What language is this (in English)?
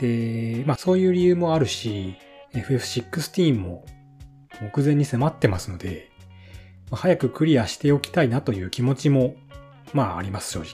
Japanese